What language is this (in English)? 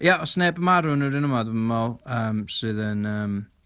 Welsh